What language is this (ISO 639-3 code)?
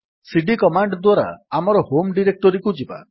ori